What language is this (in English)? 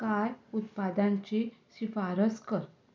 Konkani